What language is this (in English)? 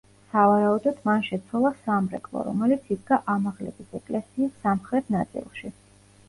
Georgian